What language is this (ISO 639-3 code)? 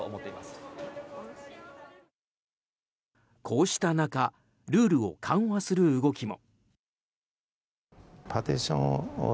jpn